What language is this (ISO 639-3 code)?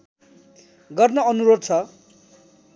nep